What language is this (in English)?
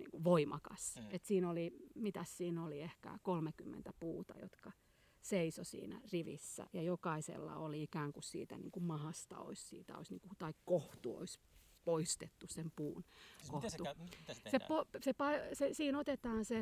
Finnish